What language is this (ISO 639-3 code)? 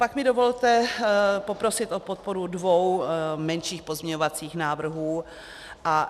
ces